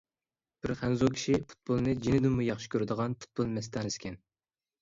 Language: Uyghur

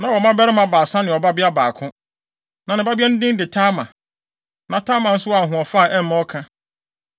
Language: Akan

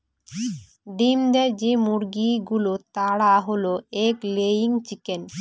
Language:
Bangla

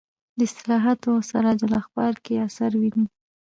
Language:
Pashto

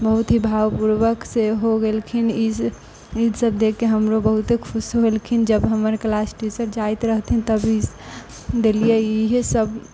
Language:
Maithili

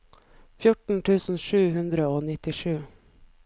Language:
Norwegian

